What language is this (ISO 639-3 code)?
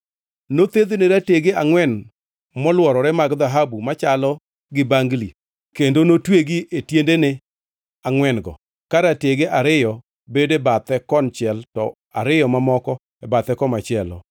luo